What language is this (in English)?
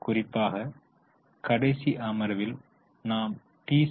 Tamil